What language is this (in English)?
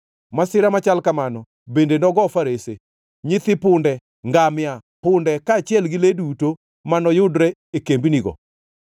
Luo (Kenya and Tanzania)